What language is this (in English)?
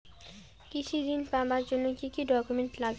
Bangla